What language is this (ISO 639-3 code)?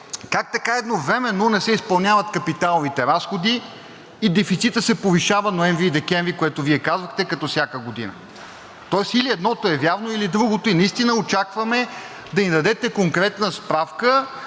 bul